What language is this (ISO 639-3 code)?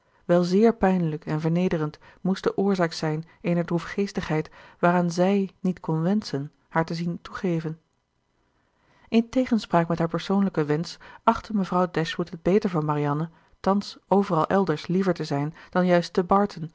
nld